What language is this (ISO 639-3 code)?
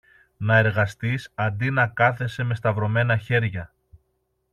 ell